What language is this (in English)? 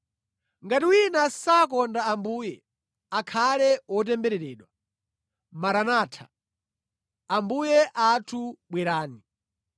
Nyanja